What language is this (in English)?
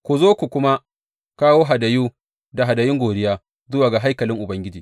Hausa